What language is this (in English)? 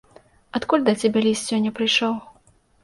Belarusian